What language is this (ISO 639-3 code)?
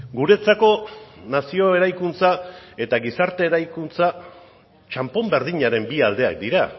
eus